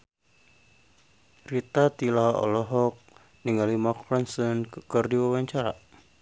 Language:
Sundanese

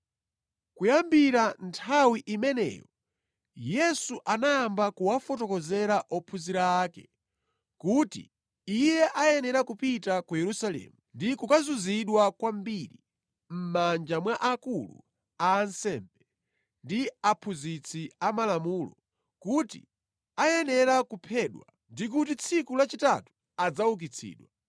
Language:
Nyanja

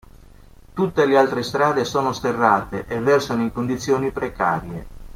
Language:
Italian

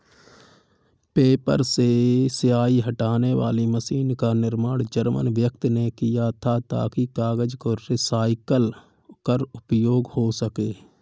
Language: Hindi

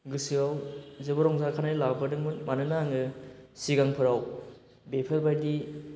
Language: Bodo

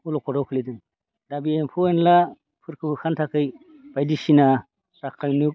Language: Bodo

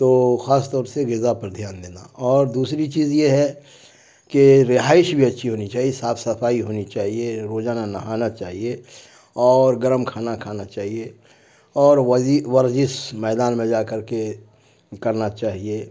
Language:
Urdu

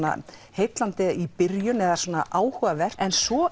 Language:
Icelandic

